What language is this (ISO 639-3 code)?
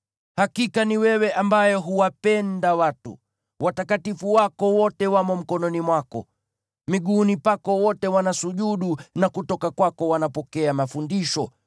swa